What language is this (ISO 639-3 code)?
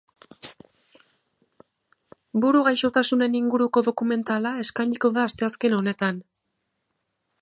eus